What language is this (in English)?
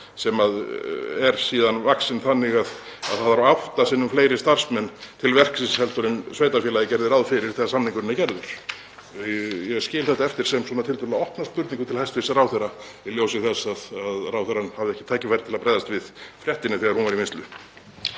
Icelandic